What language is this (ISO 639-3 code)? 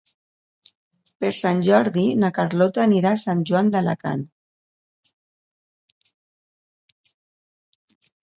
cat